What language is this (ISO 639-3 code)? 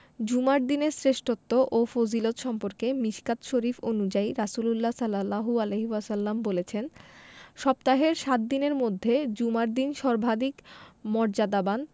ben